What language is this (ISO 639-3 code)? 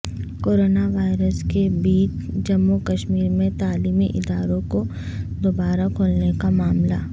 urd